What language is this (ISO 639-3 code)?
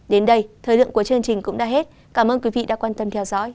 vie